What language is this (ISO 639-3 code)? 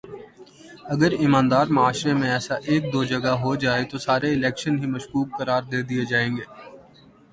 urd